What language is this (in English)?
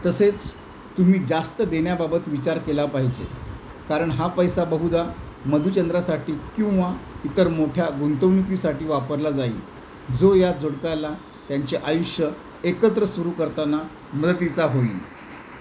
Marathi